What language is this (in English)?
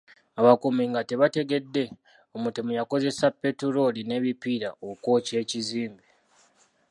Ganda